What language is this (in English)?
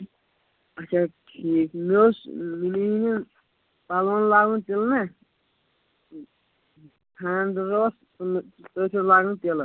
Kashmiri